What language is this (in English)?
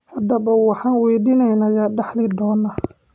Somali